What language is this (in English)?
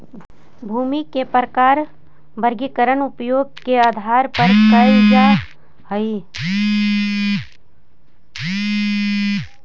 Magahi